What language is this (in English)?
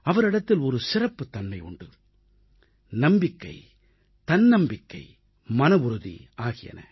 Tamil